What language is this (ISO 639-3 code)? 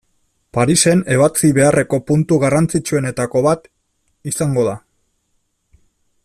eus